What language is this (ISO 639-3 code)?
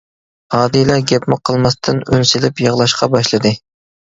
uig